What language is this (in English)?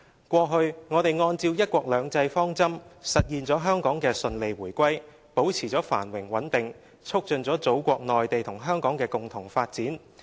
Cantonese